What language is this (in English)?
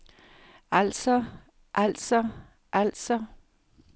Danish